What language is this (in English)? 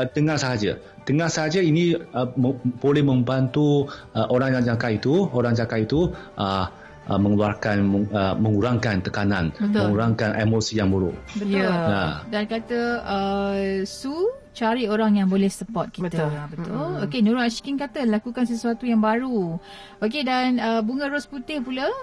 Malay